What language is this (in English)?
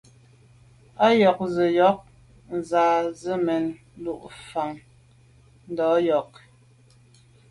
Medumba